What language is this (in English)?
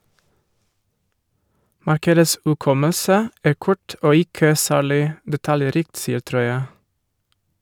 Norwegian